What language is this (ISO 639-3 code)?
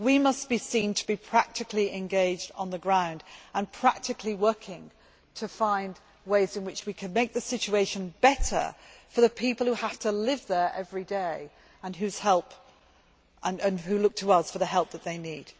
eng